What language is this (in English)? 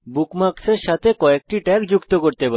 Bangla